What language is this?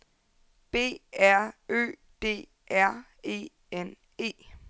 Danish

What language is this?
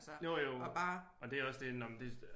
Danish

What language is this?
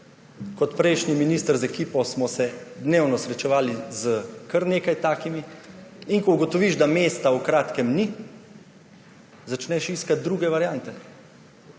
Slovenian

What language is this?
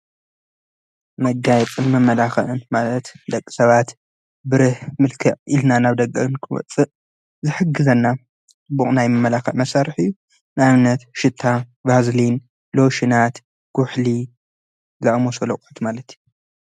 Tigrinya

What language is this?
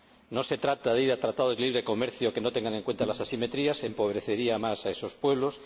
Spanish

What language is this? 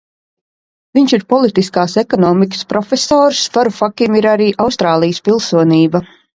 Latvian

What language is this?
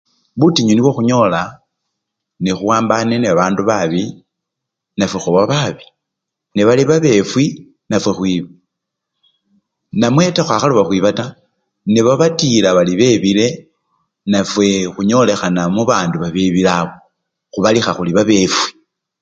Luyia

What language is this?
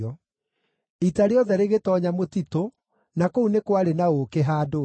Kikuyu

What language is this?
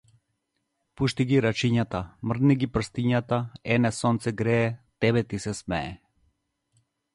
Macedonian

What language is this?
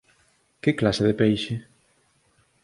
Galician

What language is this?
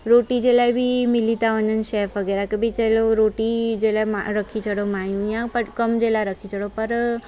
Sindhi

